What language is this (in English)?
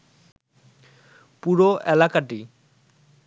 Bangla